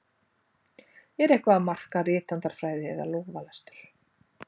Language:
Icelandic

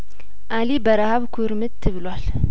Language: Amharic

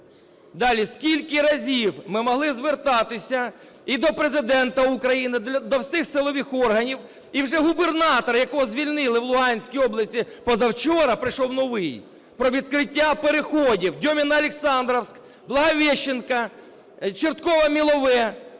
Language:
Ukrainian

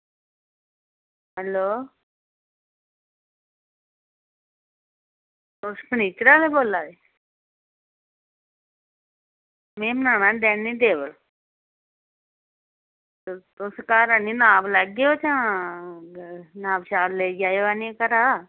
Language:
Dogri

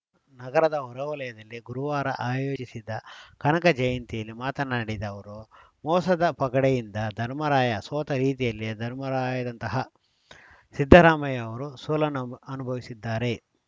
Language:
Kannada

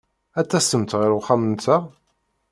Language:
Kabyle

